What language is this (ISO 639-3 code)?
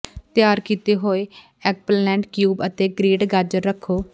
pan